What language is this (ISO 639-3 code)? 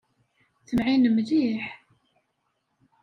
kab